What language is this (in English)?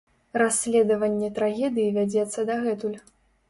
Belarusian